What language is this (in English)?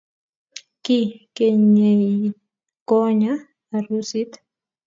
Kalenjin